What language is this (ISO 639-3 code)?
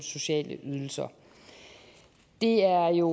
dan